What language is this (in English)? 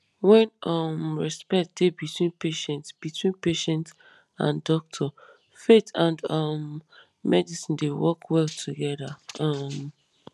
Nigerian Pidgin